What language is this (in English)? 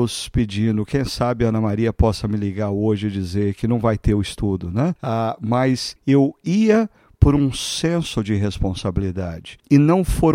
Portuguese